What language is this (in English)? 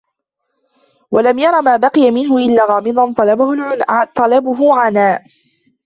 Arabic